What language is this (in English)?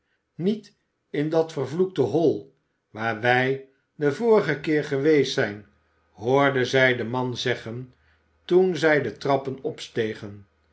Dutch